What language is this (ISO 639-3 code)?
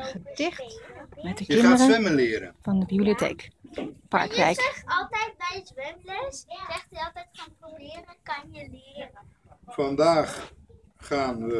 nld